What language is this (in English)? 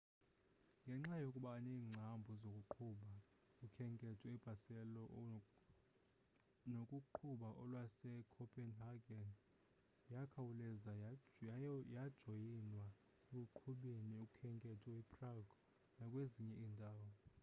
Xhosa